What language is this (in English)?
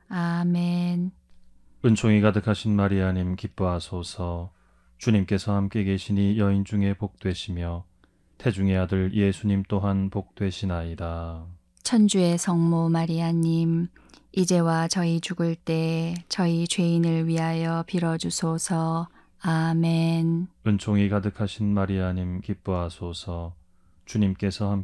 Korean